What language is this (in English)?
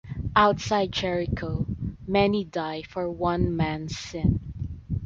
English